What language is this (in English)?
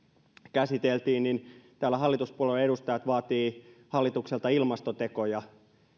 Finnish